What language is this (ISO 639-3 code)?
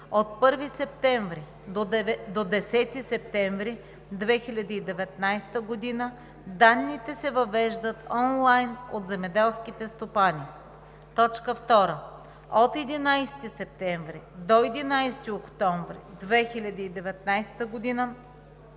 bul